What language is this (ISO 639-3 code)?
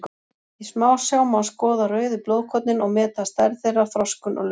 isl